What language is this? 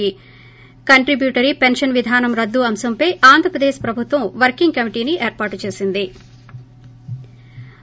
Telugu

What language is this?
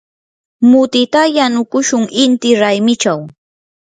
Yanahuanca Pasco Quechua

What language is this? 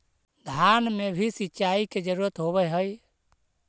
Magahi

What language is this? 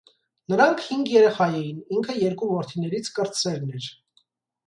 Armenian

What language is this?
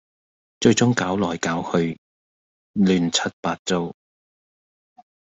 Cantonese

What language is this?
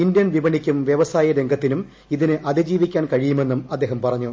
Malayalam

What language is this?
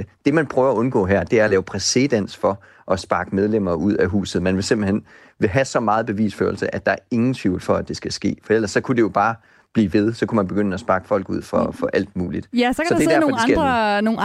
Danish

